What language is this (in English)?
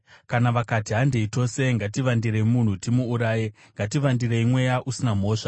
Shona